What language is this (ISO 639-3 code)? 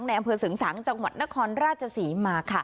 tha